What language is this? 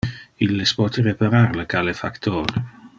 Interlingua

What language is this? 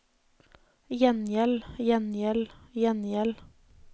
Norwegian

